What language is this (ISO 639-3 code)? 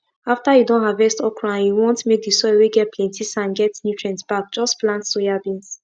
pcm